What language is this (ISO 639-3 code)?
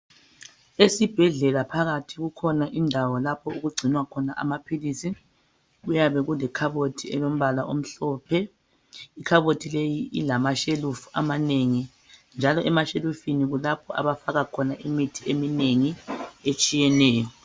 nde